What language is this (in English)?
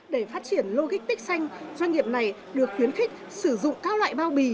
Vietnamese